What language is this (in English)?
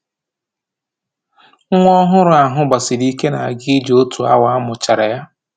Igbo